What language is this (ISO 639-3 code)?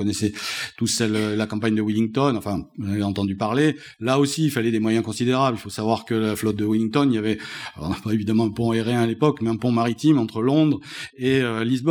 fra